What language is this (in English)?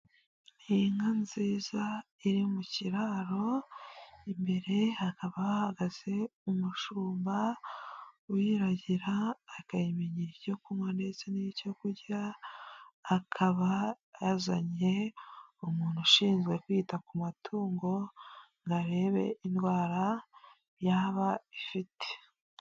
Kinyarwanda